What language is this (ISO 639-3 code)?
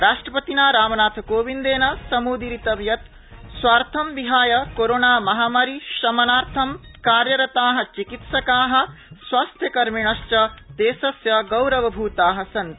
san